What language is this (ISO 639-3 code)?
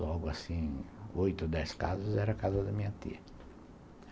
por